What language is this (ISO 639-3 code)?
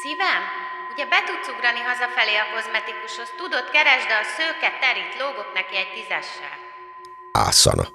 hun